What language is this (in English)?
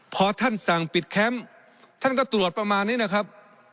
Thai